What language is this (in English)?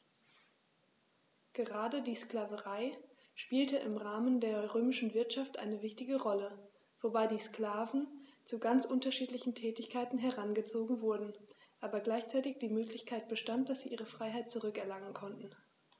German